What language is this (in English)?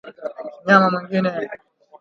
Swahili